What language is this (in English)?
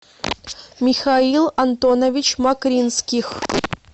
Russian